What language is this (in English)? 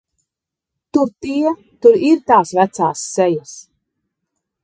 Latvian